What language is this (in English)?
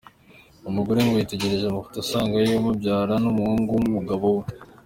Kinyarwanda